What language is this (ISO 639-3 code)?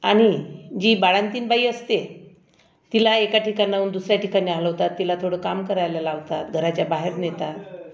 mar